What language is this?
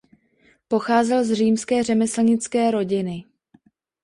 Czech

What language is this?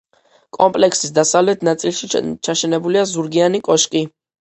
Georgian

